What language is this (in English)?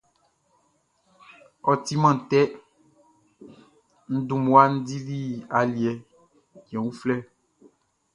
Baoulé